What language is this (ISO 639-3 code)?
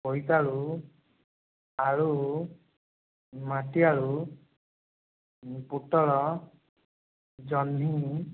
ori